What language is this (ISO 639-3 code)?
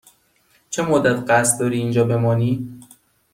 fas